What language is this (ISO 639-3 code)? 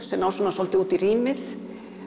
isl